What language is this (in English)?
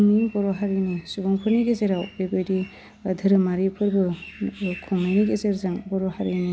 Bodo